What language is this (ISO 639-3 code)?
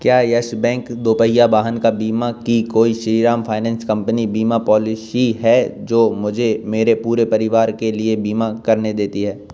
hin